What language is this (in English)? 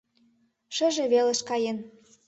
Mari